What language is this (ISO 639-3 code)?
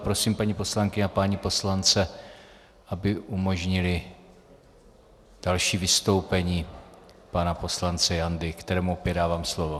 ces